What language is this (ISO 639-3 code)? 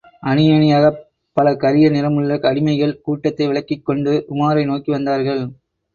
tam